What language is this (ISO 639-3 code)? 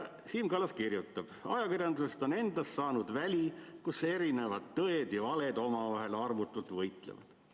est